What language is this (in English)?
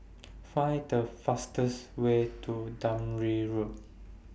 English